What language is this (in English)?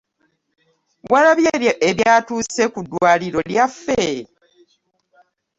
Ganda